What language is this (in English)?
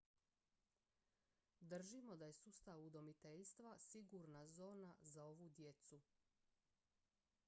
Croatian